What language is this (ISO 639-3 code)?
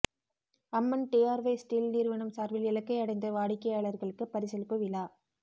tam